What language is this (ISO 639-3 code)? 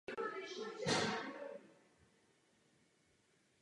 ces